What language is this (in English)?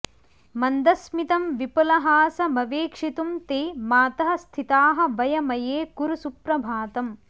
Sanskrit